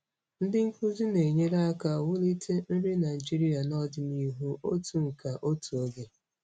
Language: Igbo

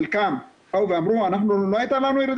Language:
Hebrew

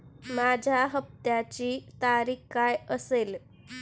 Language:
Marathi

